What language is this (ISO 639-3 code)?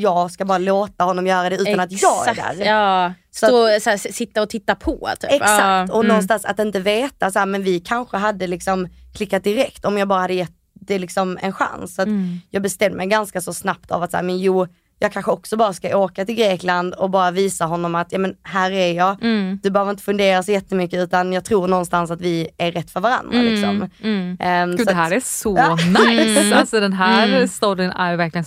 swe